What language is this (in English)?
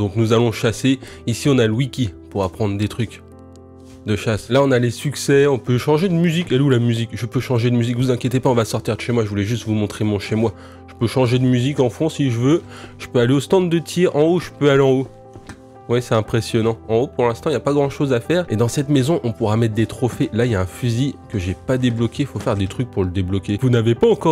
French